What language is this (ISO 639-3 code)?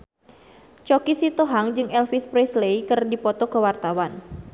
sun